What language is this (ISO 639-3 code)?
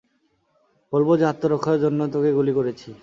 ben